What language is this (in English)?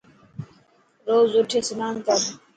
Dhatki